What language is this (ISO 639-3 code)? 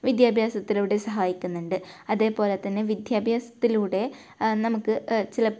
mal